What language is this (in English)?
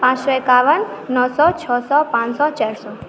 Maithili